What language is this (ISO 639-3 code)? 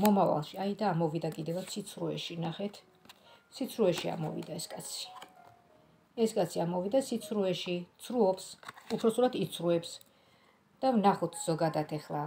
ron